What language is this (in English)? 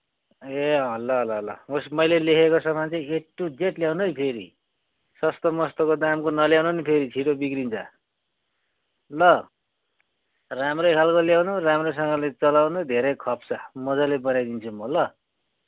Nepali